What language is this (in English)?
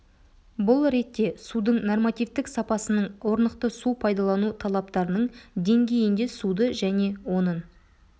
Kazakh